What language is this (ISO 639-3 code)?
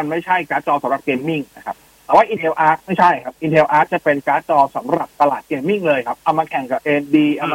tha